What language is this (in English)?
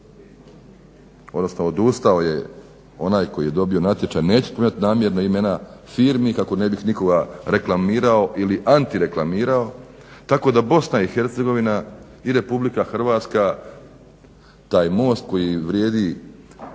Croatian